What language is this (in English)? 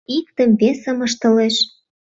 Mari